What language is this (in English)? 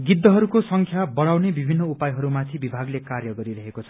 Nepali